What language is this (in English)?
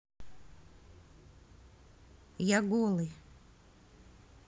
Russian